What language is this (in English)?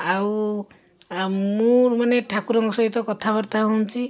Odia